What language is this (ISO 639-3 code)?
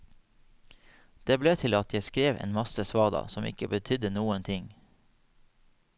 nor